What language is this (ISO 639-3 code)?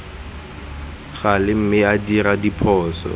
tsn